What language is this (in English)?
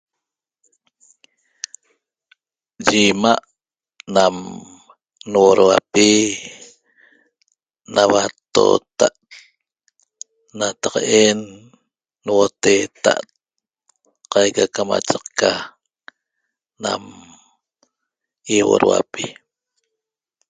Toba